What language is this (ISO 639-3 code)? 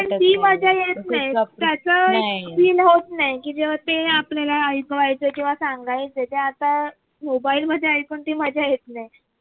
mar